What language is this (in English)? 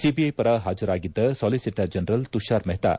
Kannada